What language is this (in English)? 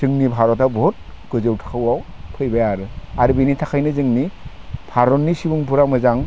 Bodo